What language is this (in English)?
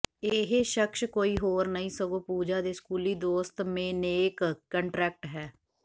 Punjabi